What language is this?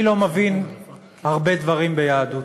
Hebrew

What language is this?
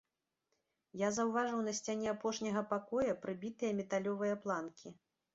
Belarusian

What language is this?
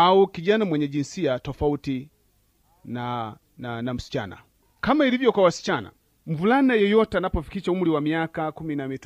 Swahili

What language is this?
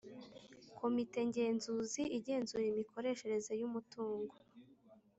Kinyarwanda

